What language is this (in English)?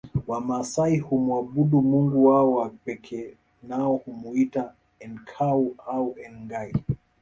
Swahili